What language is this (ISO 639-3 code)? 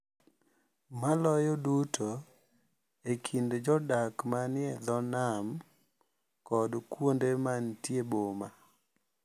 luo